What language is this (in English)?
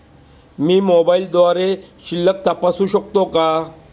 Marathi